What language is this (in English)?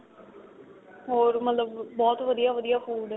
Punjabi